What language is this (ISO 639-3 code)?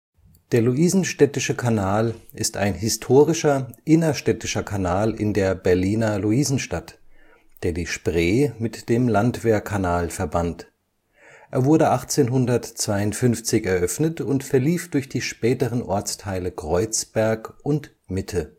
deu